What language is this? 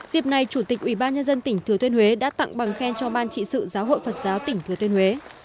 Vietnamese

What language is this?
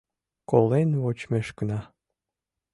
Mari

